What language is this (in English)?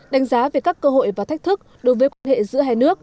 Vietnamese